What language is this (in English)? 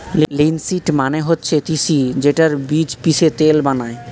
Bangla